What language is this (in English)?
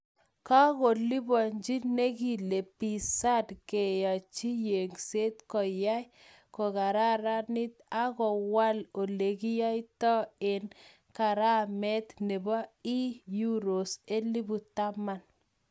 Kalenjin